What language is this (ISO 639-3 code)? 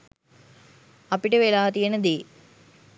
sin